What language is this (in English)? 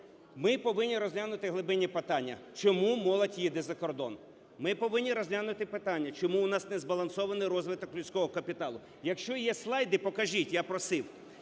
Ukrainian